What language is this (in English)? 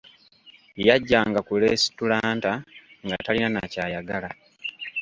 Ganda